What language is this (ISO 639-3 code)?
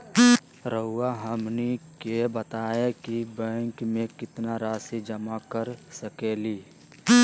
mag